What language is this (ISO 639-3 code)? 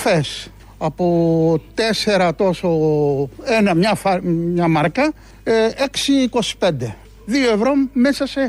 ell